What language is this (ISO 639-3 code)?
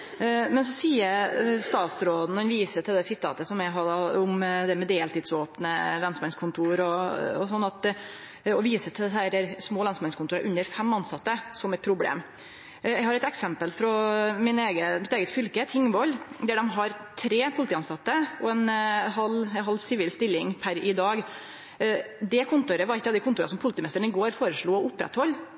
nno